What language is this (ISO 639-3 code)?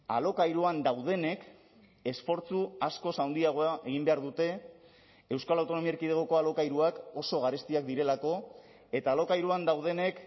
eus